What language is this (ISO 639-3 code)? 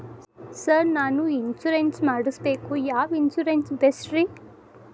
kan